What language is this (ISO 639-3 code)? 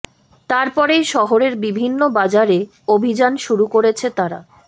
ben